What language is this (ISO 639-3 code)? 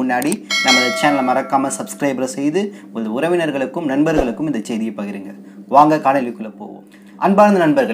kor